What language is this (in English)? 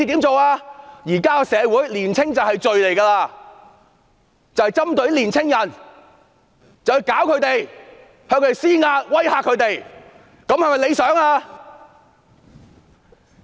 Cantonese